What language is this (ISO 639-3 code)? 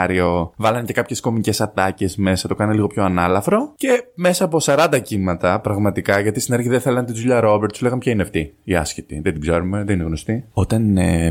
ell